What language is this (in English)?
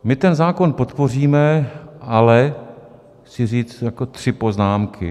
Czech